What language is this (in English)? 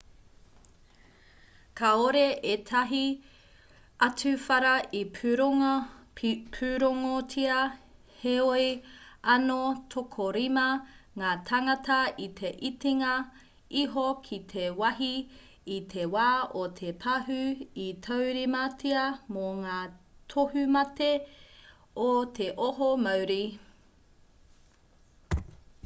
Māori